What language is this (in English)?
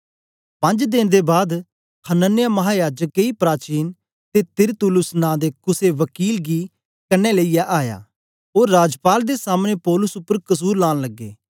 Dogri